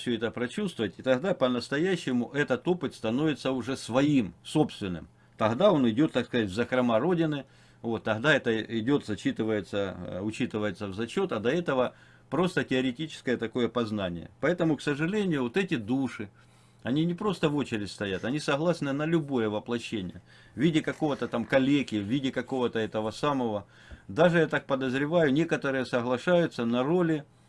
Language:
Russian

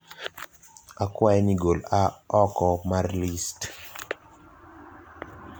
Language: Luo (Kenya and Tanzania)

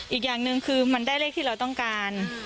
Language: Thai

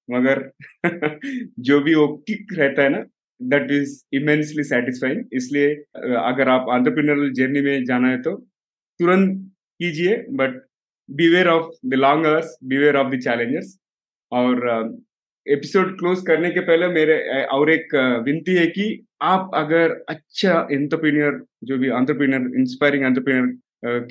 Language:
Hindi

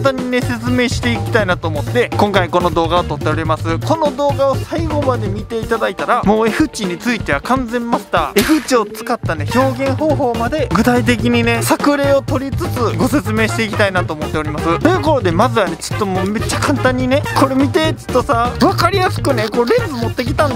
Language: Japanese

